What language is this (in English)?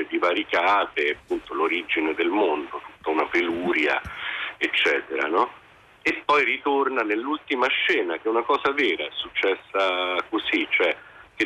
Italian